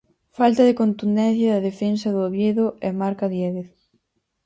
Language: Galician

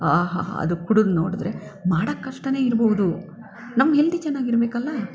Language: Kannada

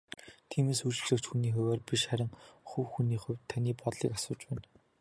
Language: Mongolian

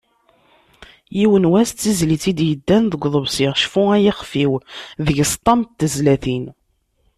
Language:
Kabyle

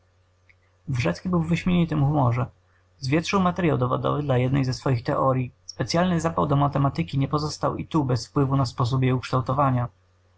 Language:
Polish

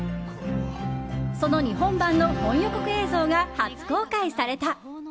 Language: Japanese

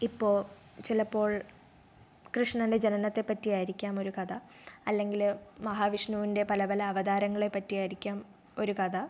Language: Malayalam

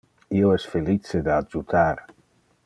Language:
Interlingua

